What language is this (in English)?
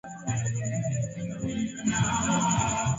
Swahili